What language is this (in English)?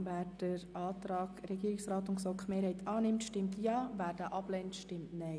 Swiss German